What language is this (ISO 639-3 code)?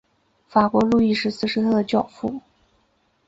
zho